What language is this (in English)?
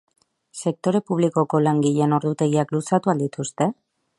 Basque